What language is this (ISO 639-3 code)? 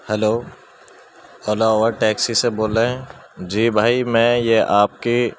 urd